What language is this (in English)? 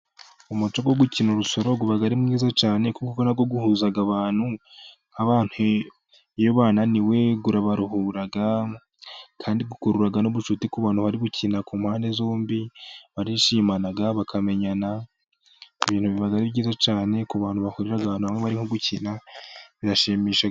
Kinyarwanda